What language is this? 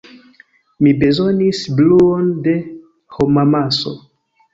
Esperanto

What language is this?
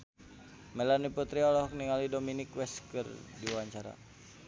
Sundanese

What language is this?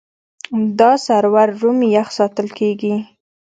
Pashto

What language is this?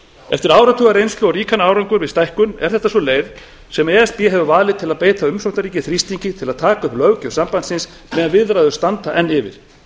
Icelandic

